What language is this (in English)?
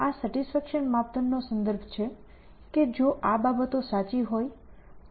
Gujarati